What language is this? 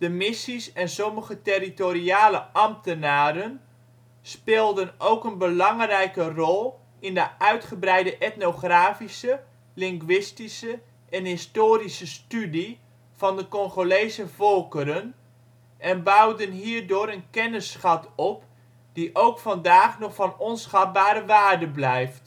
Dutch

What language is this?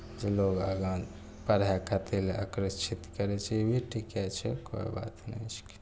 Maithili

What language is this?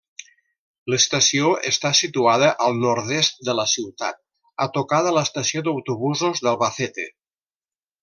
Catalan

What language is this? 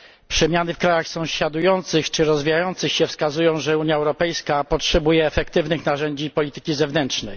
Polish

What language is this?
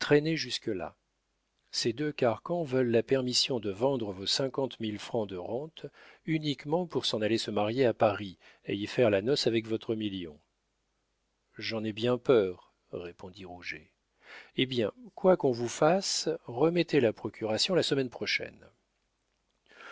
French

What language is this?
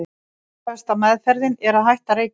Icelandic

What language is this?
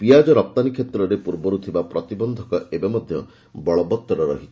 Odia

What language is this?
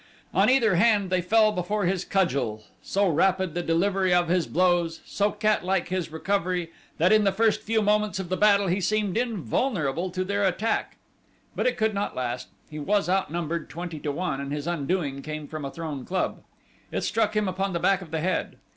English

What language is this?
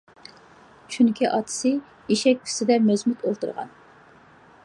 Uyghur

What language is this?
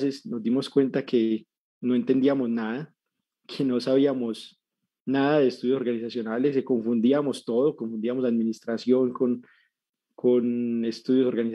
Spanish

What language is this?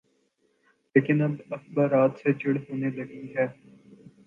Urdu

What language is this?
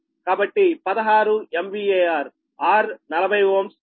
Telugu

